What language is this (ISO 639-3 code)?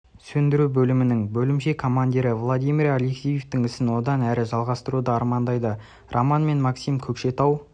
kaz